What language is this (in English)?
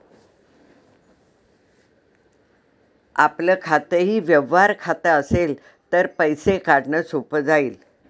Marathi